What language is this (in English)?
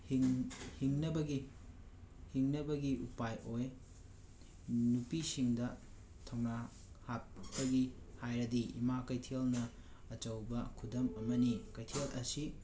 Manipuri